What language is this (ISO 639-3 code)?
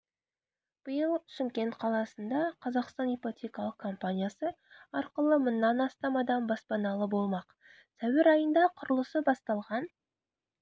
kaz